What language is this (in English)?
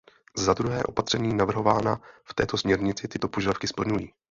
Czech